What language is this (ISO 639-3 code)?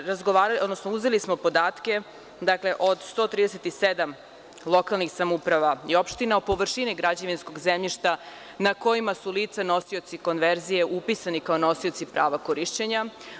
srp